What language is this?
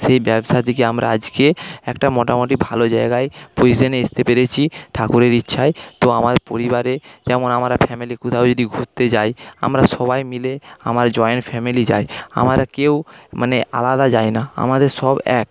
Bangla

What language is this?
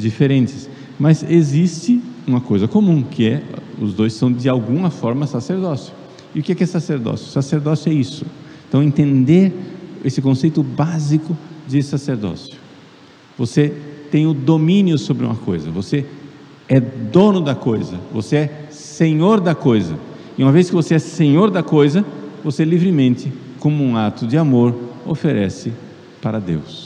Portuguese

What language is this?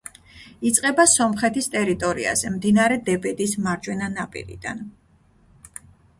Georgian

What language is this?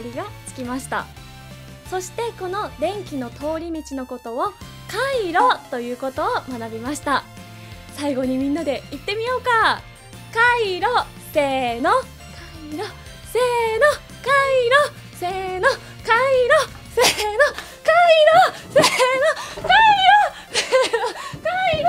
Japanese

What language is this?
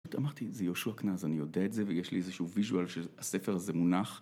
Hebrew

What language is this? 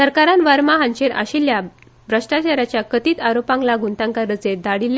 Konkani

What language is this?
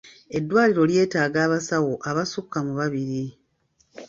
Ganda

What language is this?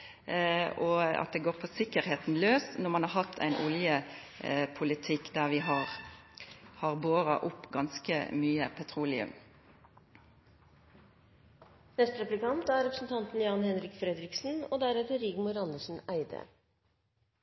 Norwegian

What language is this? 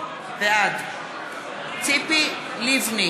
Hebrew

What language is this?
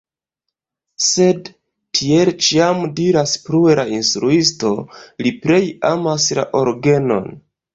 Esperanto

